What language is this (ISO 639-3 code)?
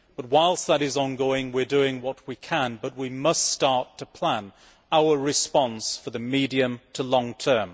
eng